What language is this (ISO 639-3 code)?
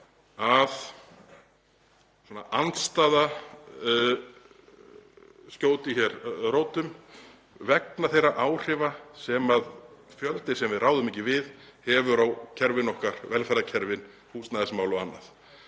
isl